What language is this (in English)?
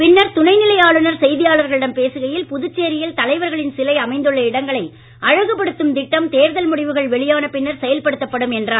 Tamil